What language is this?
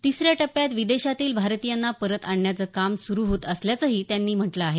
Marathi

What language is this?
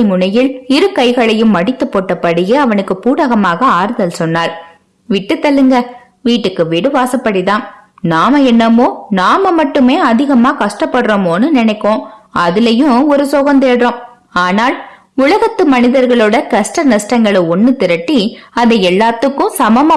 Tamil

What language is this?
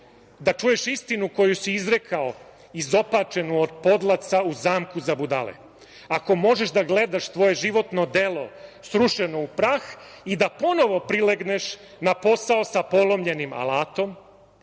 Serbian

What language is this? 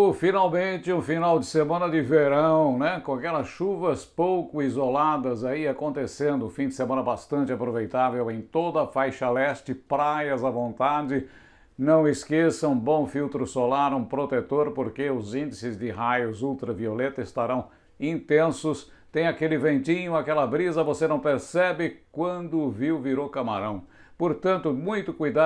Portuguese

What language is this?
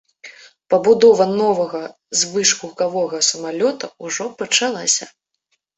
Belarusian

